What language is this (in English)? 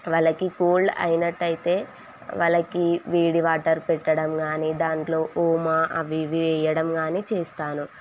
Telugu